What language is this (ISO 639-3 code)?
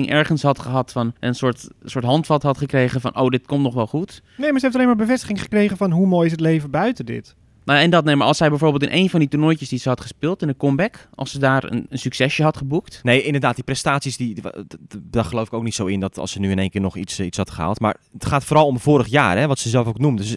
nld